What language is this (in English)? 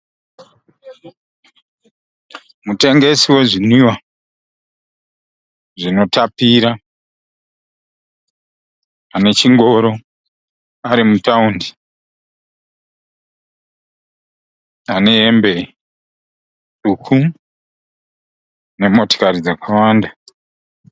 Shona